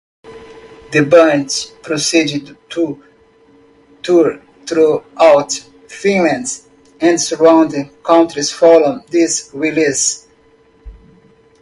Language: English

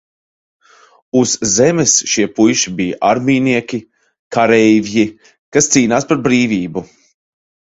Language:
Latvian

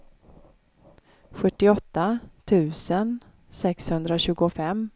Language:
Swedish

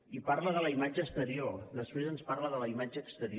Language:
Catalan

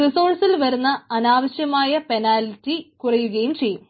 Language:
Malayalam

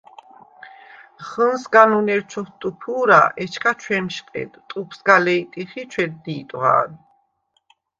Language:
Svan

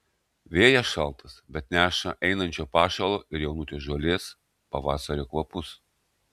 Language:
Lithuanian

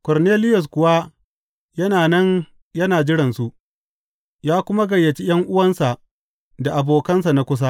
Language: Hausa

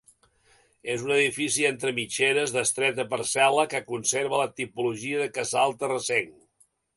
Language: Catalan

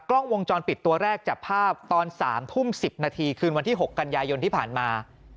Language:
Thai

